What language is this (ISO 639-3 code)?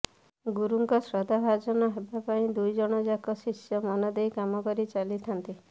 ori